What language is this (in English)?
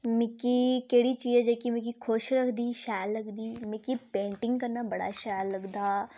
Dogri